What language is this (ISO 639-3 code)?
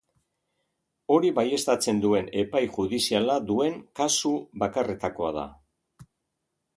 eus